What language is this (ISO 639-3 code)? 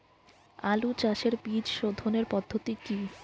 ben